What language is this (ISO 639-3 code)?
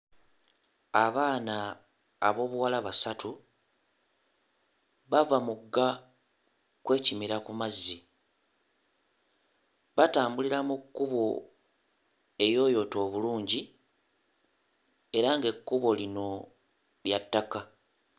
lug